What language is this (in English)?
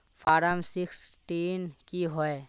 Magahi